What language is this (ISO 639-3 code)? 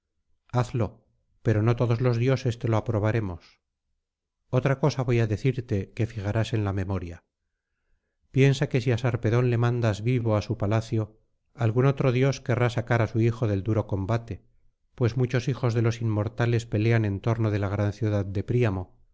spa